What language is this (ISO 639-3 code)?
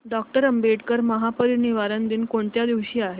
mar